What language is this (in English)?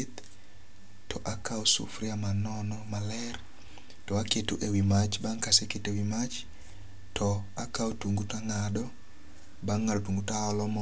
Luo (Kenya and Tanzania)